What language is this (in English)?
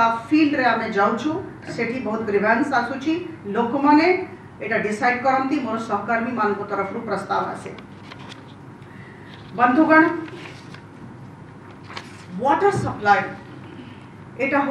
Hindi